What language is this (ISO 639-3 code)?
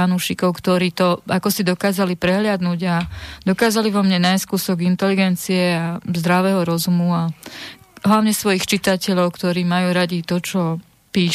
slk